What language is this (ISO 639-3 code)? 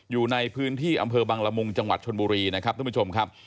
tha